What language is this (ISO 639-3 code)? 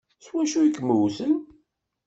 kab